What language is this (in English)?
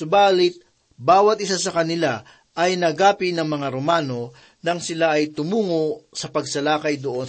Filipino